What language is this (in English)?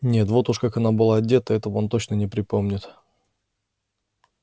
Russian